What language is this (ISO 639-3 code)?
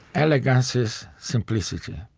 eng